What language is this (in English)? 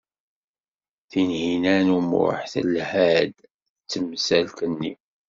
Kabyle